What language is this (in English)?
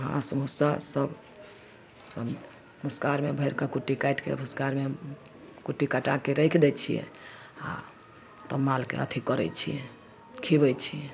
Maithili